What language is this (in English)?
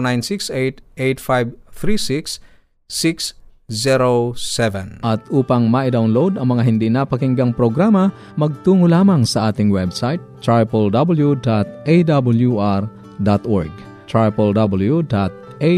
Filipino